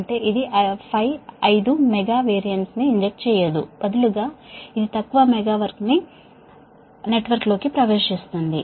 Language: Telugu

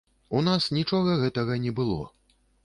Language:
Belarusian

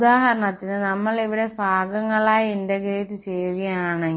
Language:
Malayalam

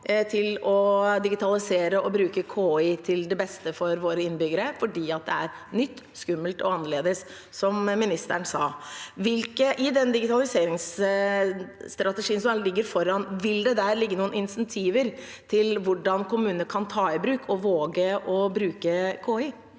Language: Norwegian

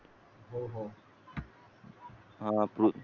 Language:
Marathi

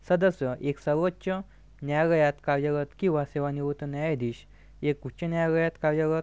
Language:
Marathi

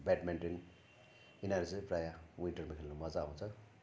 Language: Nepali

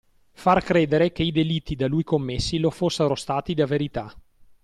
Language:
Italian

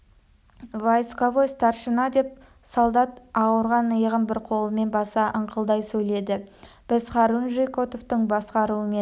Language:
Kazakh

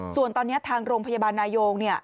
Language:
Thai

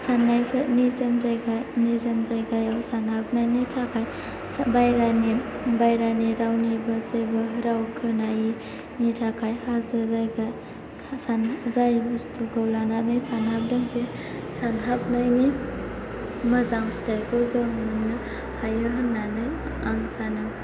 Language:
Bodo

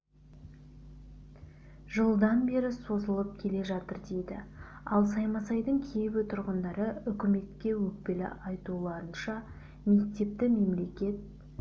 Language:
Kazakh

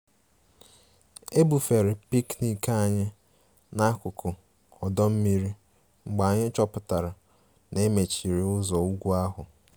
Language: Igbo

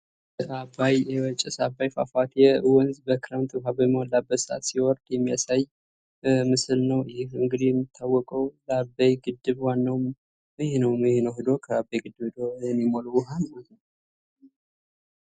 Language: Amharic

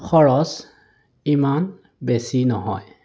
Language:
Assamese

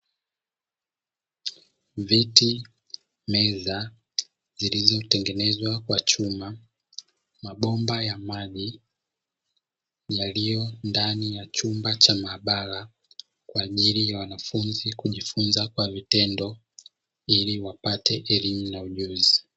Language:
Swahili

